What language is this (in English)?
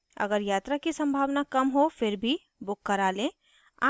Hindi